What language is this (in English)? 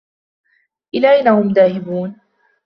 Arabic